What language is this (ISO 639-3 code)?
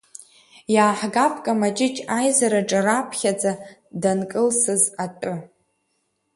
abk